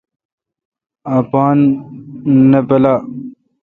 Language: Kalkoti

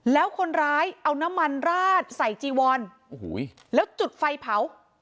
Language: Thai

